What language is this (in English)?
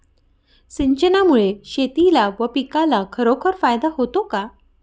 Marathi